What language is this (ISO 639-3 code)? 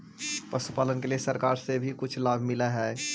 mag